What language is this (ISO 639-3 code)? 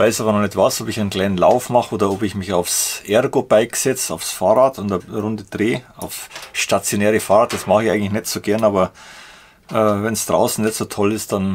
deu